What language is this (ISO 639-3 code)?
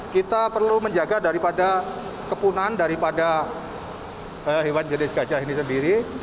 ind